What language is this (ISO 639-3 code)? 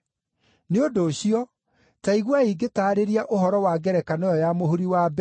kik